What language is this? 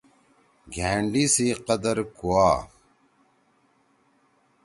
Torwali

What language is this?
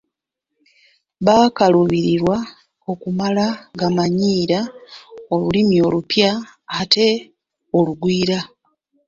Ganda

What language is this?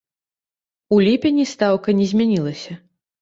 Belarusian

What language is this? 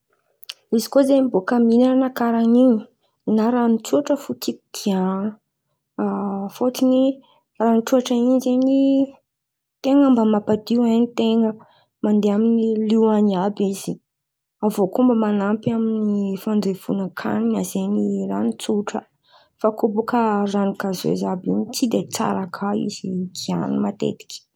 Antankarana Malagasy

